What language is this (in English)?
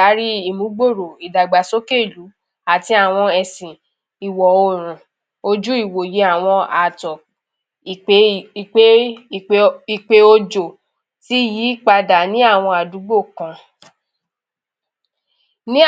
Yoruba